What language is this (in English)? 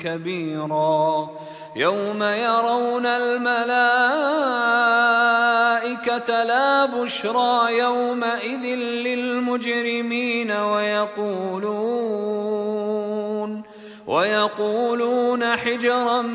Arabic